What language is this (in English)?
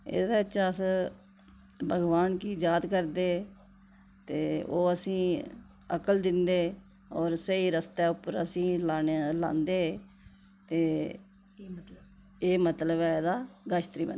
Dogri